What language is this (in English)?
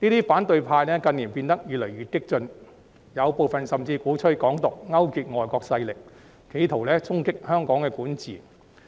Cantonese